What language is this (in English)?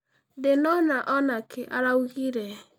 Kikuyu